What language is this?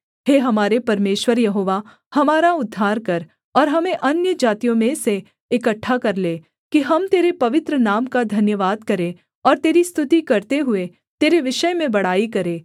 Hindi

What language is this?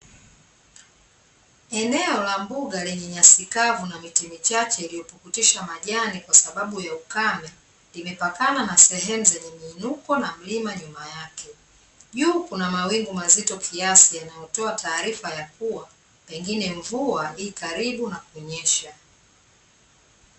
Swahili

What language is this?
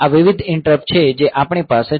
Gujarati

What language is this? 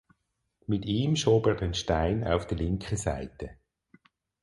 German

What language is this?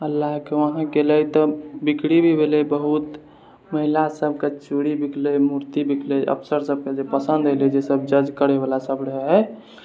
Maithili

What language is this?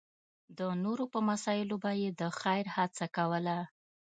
Pashto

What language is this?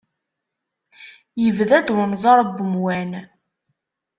Kabyle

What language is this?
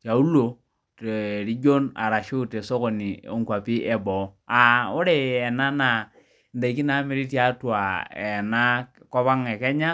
Masai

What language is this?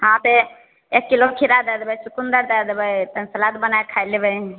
Maithili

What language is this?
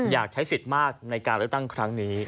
Thai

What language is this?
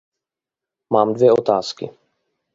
Czech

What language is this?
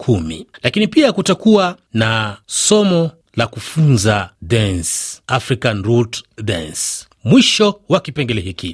Swahili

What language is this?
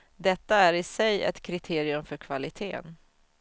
Swedish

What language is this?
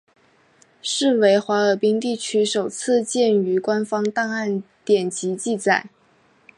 Chinese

